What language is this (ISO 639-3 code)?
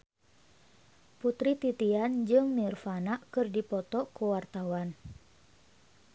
sun